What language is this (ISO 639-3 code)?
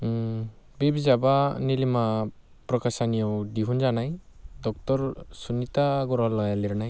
brx